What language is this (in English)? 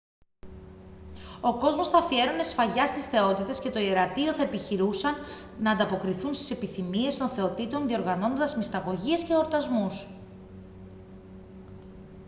Greek